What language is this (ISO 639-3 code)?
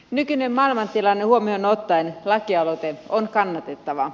fin